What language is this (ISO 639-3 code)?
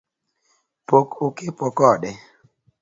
luo